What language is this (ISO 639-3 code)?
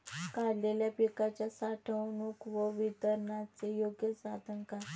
mar